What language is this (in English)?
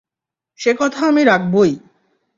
Bangla